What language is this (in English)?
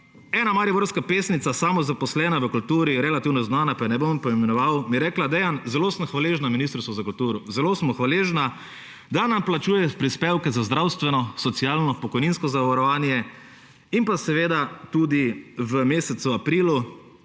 Slovenian